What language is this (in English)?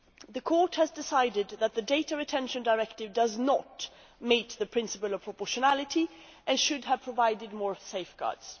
English